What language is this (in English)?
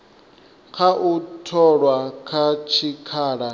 Venda